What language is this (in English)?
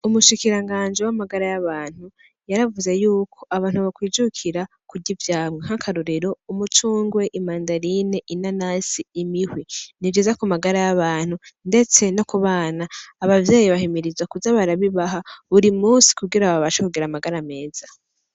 Rundi